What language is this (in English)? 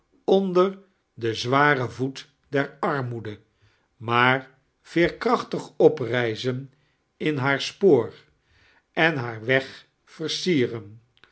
Dutch